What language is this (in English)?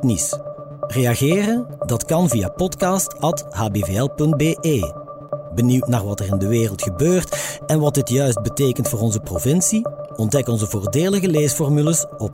Dutch